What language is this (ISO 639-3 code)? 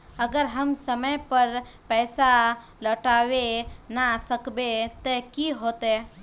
mag